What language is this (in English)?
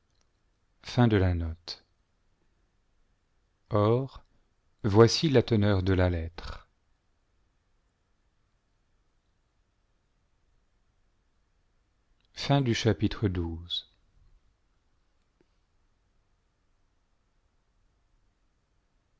French